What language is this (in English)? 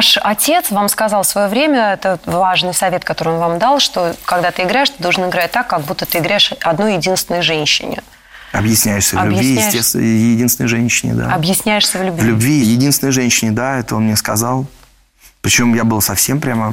Russian